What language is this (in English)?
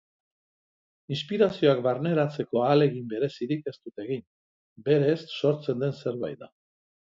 Basque